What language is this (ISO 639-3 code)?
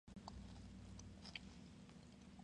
spa